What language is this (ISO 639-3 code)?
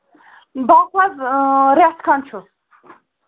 kas